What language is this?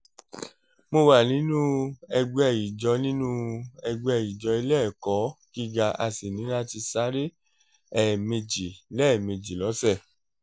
Yoruba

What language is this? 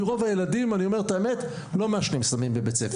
Hebrew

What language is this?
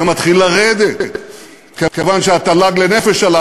Hebrew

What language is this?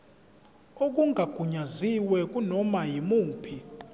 Zulu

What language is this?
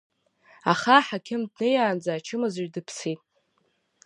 Abkhazian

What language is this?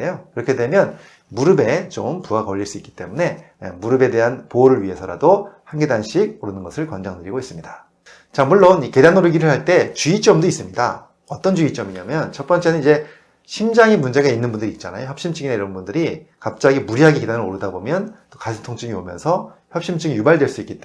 Korean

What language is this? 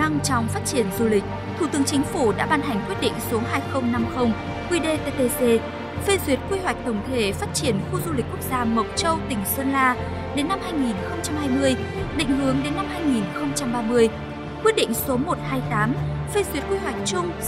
Vietnamese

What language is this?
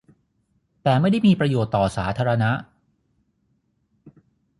Thai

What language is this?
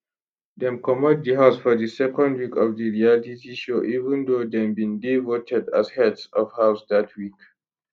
Nigerian Pidgin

